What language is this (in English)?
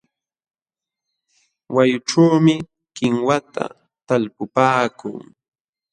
Jauja Wanca Quechua